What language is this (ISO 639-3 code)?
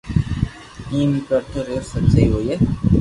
lrk